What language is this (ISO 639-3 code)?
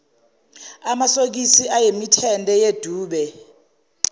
zul